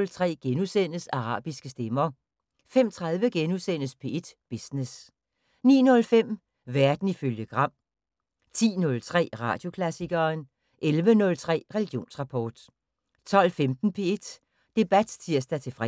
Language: Danish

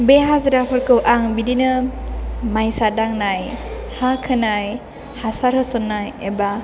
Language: Bodo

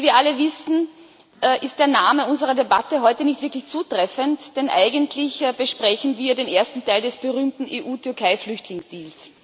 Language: German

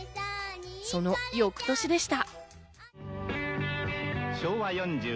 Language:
Japanese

